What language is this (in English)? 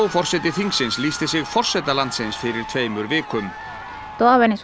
Icelandic